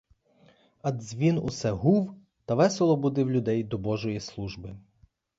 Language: Ukrainian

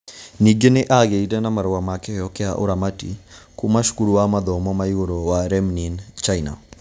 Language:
Kikuyu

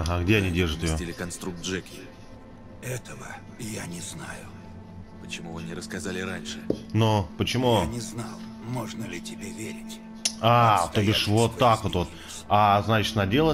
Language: Russian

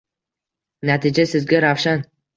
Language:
Uzbek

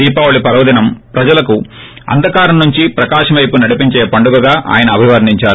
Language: Telugu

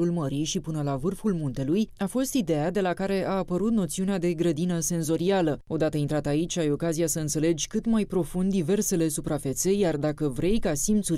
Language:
Romanian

